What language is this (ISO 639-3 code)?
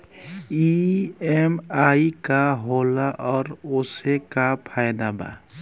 bho